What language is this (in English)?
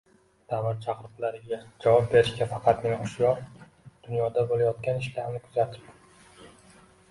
Uzbek